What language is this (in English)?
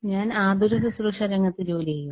Malayalam